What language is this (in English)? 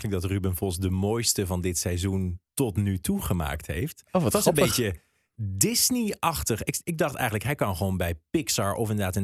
Dutch